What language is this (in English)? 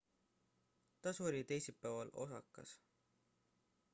Estonian